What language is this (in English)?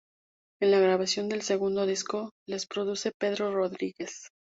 Spanish